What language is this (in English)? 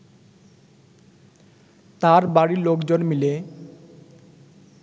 Bangla